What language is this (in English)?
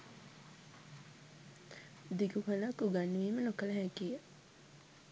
Sinhala